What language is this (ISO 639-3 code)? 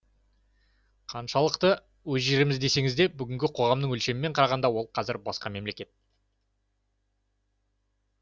kaz